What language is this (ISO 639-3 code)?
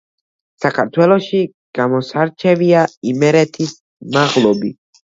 kat